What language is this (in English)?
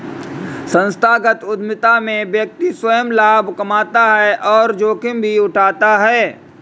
Hindi